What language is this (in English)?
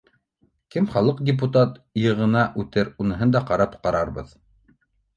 Bashkir